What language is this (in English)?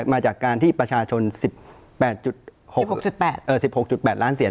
Thai